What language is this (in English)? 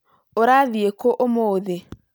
Kikuyu